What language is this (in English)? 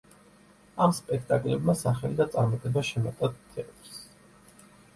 Georgian